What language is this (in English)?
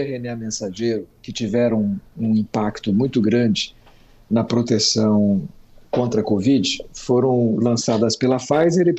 Portuguese